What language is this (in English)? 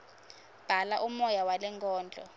Swati